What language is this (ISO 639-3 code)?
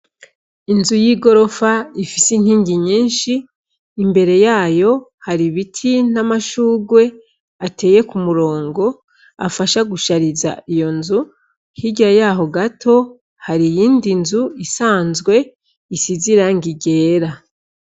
run